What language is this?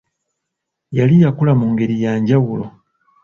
Ganda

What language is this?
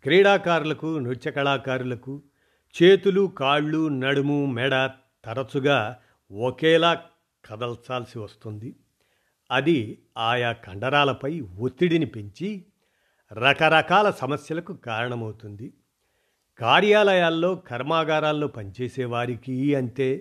Telugu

